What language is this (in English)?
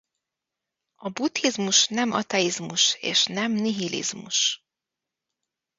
Hungarian